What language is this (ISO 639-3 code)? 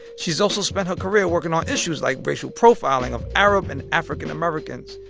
eng